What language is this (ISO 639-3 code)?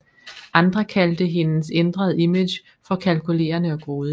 dan